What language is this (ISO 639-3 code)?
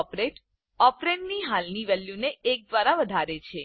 guj